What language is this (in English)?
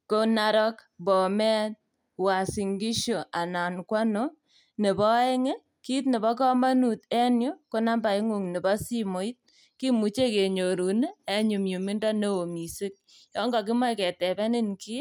Kalenjin